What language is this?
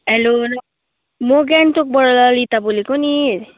Nepali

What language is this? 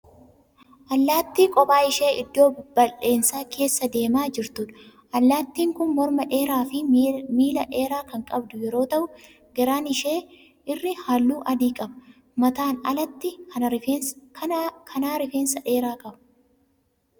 Oromo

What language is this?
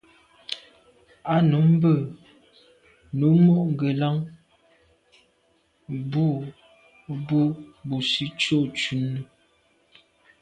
Medumba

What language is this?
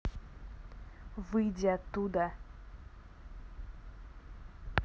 Russian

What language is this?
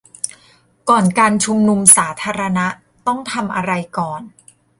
Thai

